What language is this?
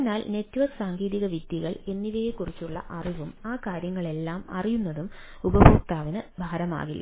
Malayalam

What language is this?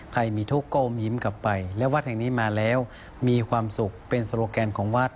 Thai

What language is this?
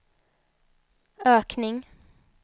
Swedish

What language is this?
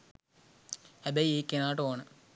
Sinhala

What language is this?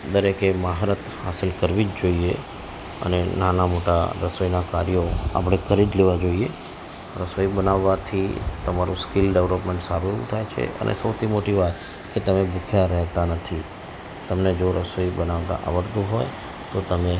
Gujarati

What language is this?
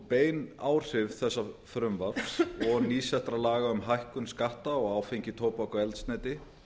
Icelandic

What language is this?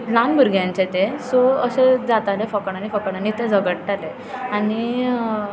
Konkani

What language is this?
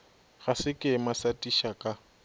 Northern Sotho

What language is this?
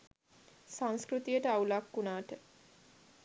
Sinhala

